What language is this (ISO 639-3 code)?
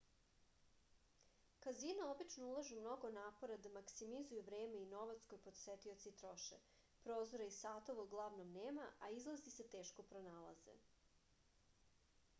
srp